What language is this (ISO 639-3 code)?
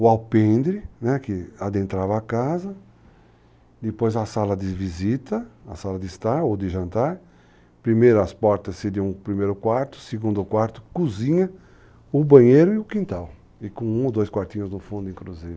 por